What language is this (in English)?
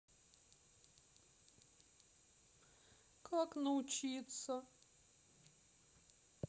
Russian